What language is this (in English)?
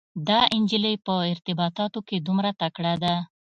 Pashto